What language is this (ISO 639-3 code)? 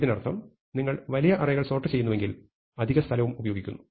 mal